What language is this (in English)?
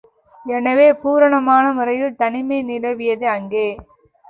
Tamil